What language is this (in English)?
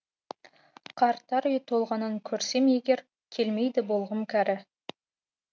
Kazakh